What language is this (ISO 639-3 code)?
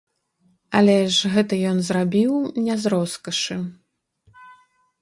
bel